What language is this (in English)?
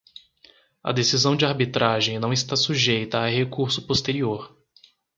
Portuguese